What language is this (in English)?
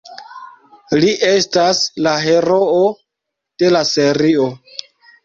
Esperanto